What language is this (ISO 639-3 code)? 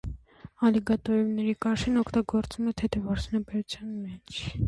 hye